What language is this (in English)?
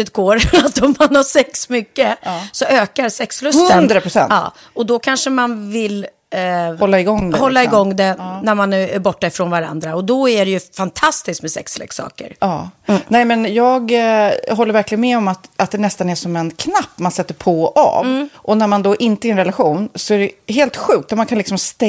Swedish